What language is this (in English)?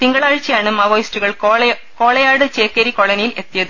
Malayalam